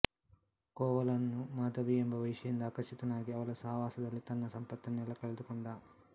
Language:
Kannada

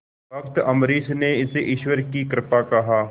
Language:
Hindi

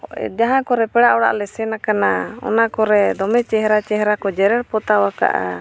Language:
Santali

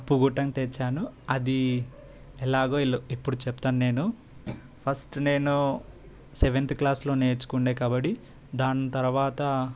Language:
Telugu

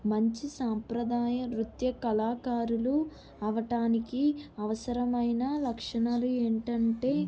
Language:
Telugu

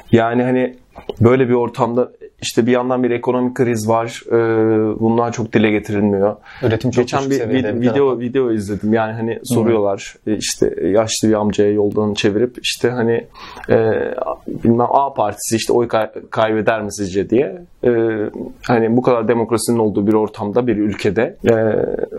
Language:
Turkish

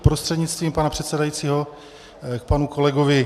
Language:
Czech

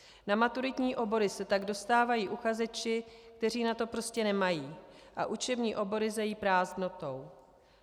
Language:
Czech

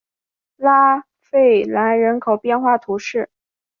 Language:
Chinese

